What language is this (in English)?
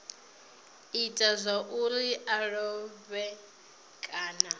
Venda